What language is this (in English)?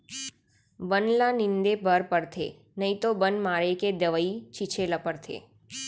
Chhattisgarhi